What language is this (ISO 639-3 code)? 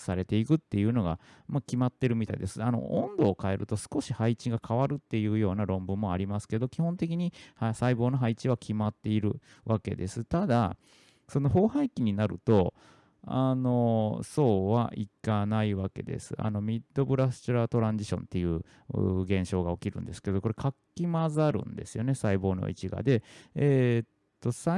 jpn